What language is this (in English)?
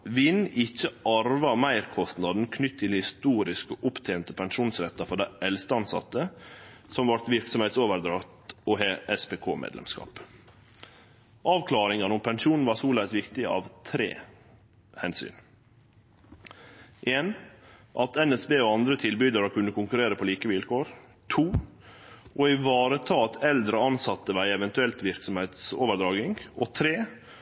Norwegian Nynorsk